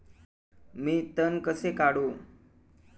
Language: Marathi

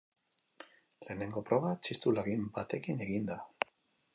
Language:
Basque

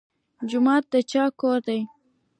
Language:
Pashto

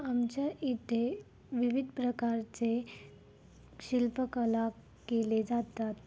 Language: Marathi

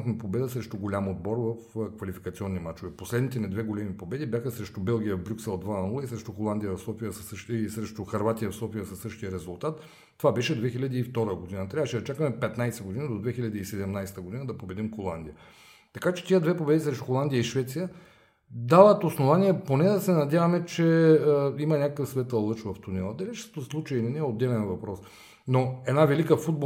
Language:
Bulgarian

